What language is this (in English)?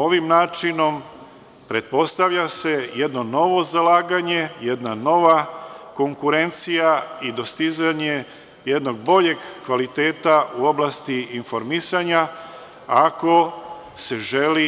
Serbian